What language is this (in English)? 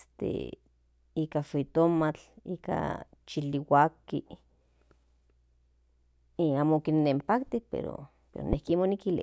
Central Nahuatl